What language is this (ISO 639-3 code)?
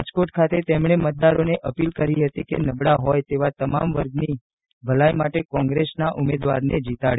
guj